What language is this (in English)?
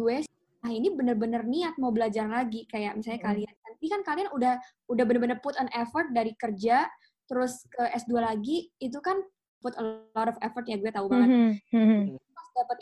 Indonesian